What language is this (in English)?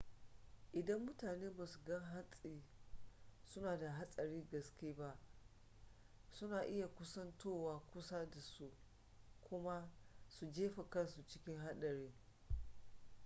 Hausa